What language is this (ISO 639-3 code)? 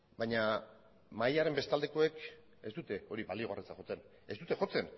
eus